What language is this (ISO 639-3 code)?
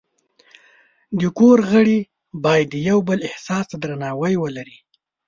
pus